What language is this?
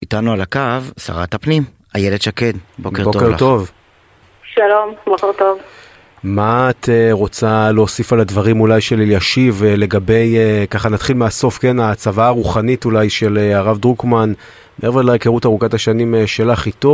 Hebrew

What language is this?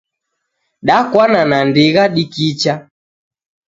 Taita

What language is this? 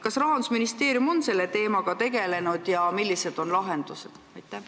Estonian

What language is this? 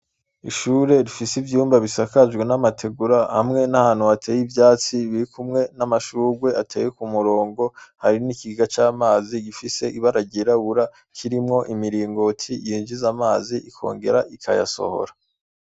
Rundi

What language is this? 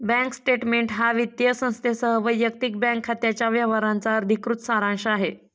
Marathi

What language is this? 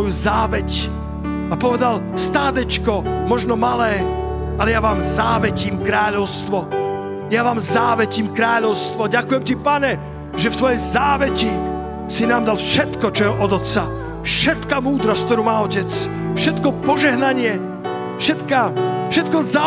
Slovak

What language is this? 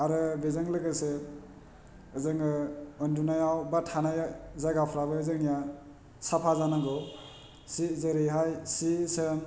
Bodo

